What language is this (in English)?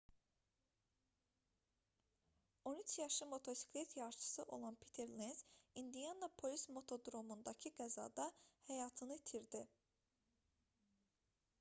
Azerbaijani